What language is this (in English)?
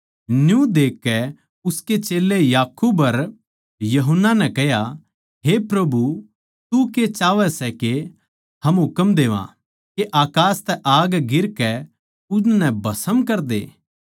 Haryanvi